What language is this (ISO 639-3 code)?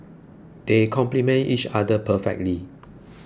eng